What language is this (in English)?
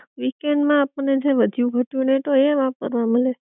Gujarati